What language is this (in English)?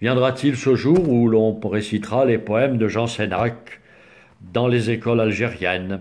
French